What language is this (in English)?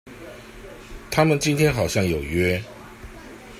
Chinese